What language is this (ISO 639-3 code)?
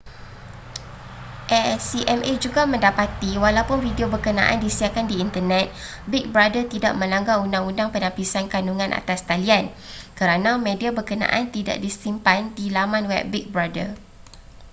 msa